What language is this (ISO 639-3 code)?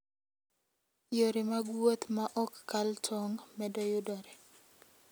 luo